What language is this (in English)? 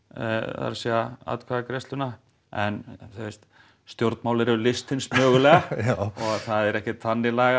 Icelandic